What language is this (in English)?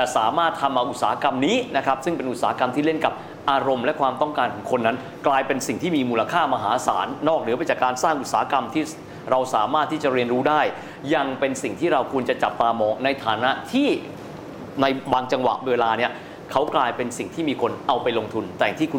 Thai